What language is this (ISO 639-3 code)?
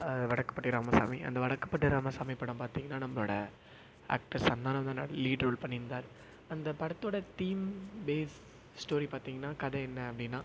tam